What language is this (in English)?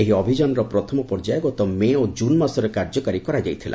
Odia